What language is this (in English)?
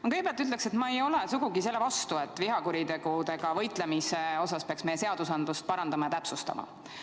Estonian